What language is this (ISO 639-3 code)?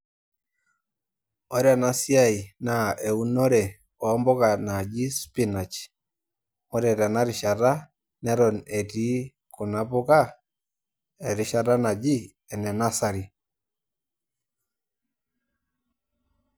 mas